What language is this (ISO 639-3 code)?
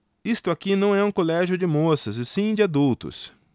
por